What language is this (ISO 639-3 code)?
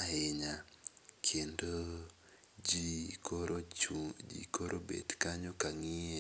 luo